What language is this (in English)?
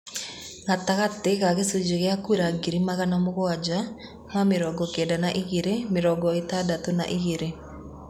Kikuyu